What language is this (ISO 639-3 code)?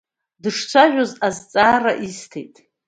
abk